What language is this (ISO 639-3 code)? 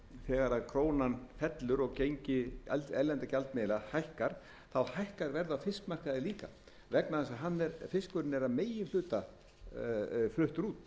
isl